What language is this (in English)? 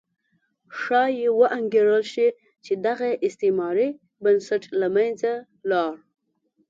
Pashto